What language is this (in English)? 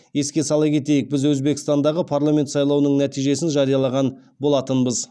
Kazakh